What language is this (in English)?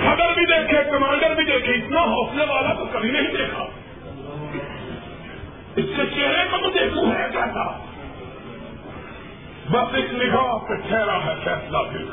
Urdu